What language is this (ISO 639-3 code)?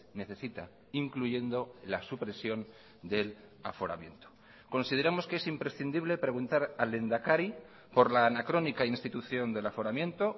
spa